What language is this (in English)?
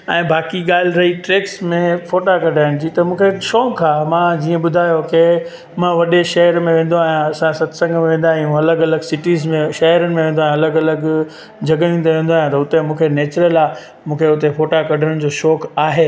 Sindhi